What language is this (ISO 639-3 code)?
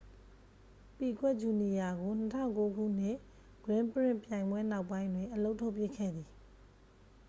mya